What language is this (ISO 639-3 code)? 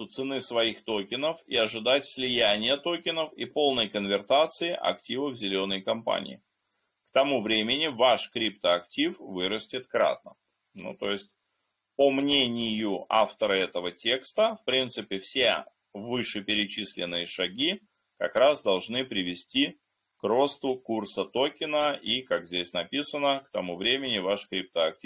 rus